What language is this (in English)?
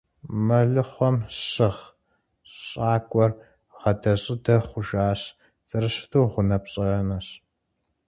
Kabardian